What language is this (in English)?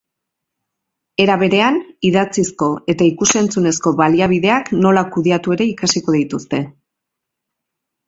Basque